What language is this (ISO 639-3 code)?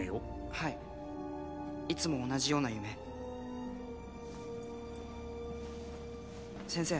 jpn